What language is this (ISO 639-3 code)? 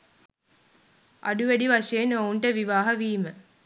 sin